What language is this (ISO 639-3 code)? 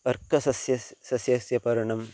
san